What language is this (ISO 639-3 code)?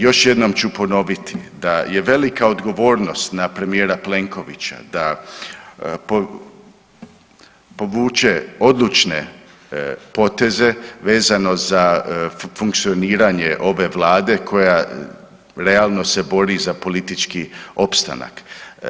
hrv